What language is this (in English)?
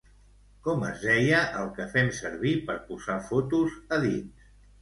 Catalan